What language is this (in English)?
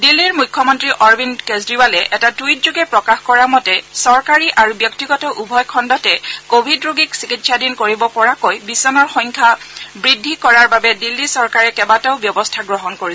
Assamese